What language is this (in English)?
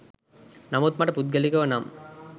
Sinhala